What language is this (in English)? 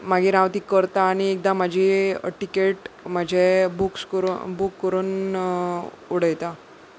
Konkani